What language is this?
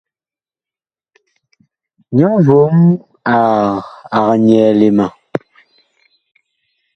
Bakoko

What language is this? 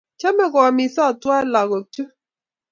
Kalenjin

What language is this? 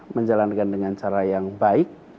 Indonesian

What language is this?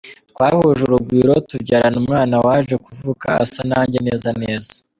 Kinyarwanda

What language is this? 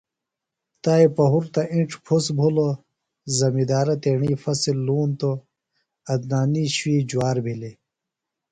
Phalura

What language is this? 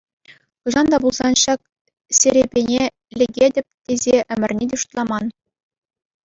Chuvash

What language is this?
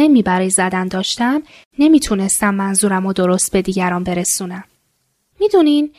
Persian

